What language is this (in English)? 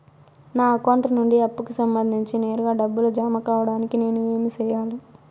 Telugu